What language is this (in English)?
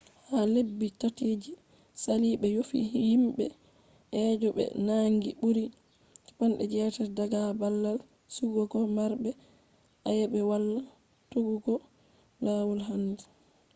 Fula